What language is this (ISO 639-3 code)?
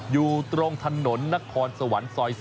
tha